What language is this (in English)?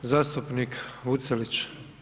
Croatian